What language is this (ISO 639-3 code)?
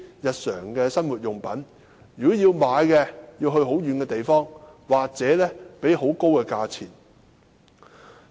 yue